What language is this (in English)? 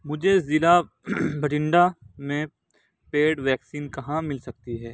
Urdu